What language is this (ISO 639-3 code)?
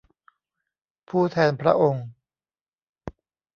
tha